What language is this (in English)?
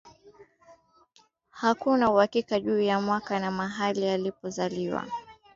Swahili